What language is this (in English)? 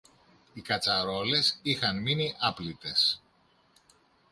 Greek